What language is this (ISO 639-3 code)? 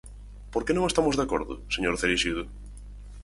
glg